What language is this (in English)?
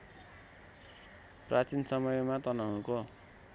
Nepali